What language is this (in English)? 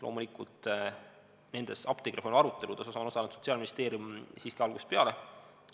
Estonian